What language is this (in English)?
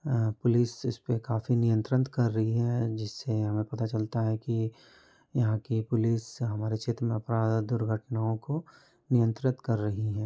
Hindi